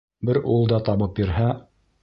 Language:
Bashkir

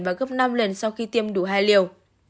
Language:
Vietnamese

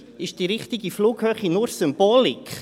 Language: Swiss German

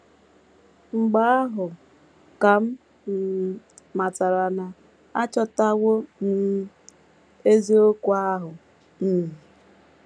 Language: Igbo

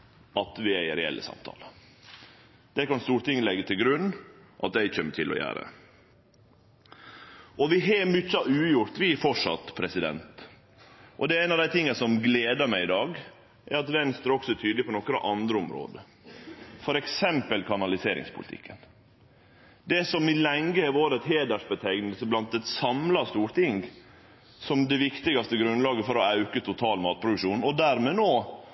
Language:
Norwegian Nynorsk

